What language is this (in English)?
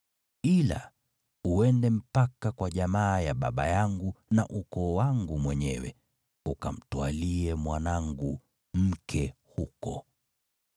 Swahili